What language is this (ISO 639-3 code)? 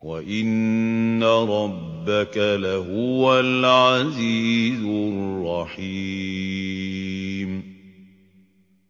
ara